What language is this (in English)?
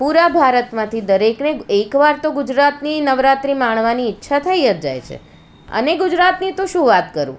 Gujarati